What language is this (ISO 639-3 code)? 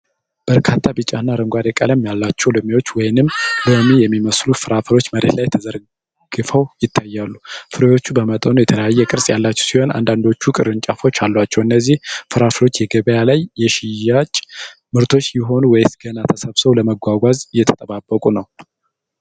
amh